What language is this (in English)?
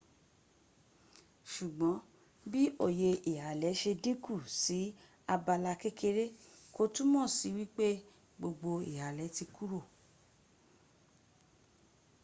Yoruba